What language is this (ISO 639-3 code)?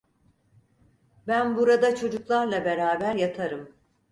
tur